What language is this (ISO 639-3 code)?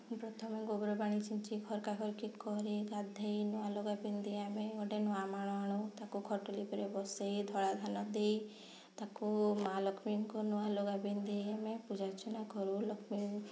ori